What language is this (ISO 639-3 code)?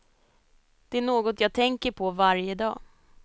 swe